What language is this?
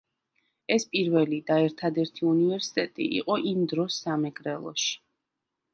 Georgian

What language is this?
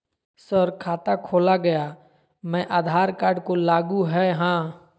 Magahi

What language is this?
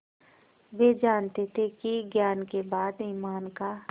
Hindi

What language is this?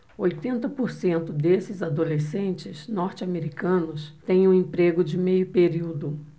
Portuguese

